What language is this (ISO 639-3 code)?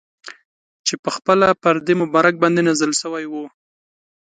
pus